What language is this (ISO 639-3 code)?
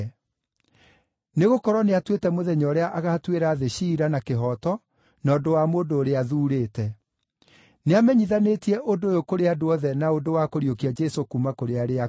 kik